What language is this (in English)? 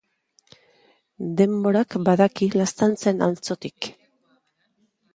Basque